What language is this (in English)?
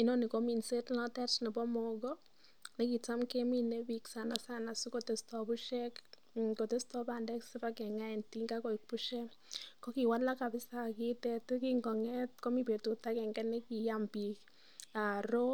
Kalenjin